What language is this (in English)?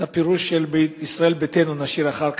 Hebrew